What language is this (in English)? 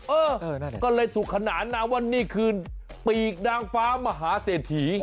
Thai